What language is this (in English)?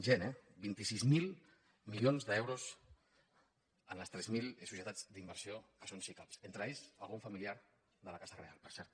Catalan